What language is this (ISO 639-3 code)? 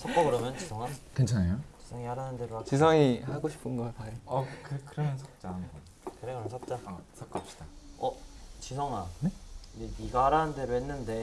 kor